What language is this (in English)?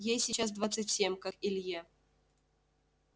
Russian